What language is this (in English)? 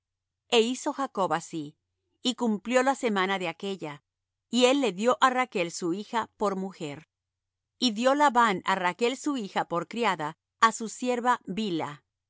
Spanish